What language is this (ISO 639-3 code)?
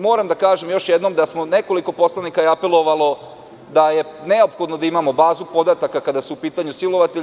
srp